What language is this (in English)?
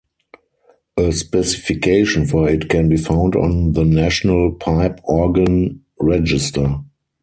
English